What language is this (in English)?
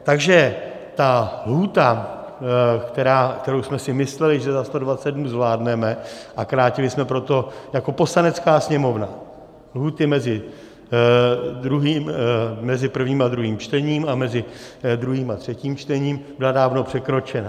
Czech